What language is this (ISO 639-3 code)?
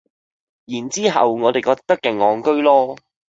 yue